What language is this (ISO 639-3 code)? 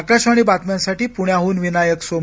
mar